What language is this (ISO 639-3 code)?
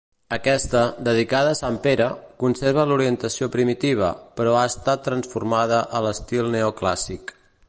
cat